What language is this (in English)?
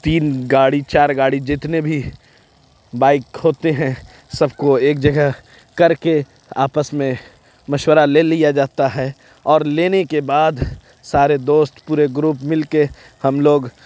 Urdu